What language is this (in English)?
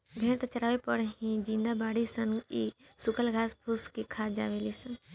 Bhojpuri